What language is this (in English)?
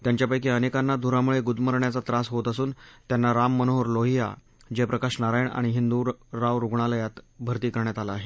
Marathi